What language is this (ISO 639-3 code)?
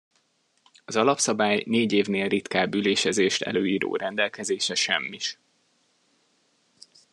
hun